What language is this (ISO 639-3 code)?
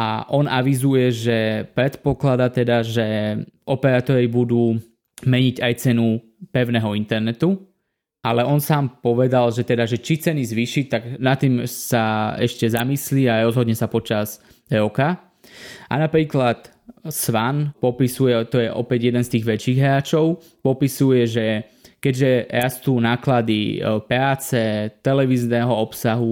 slk